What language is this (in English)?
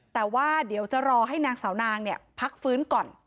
Thai